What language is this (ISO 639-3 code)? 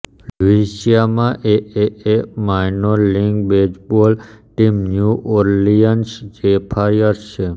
guj